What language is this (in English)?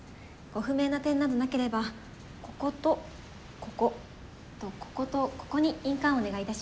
Japanese